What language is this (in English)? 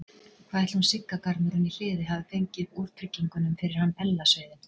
Icelandic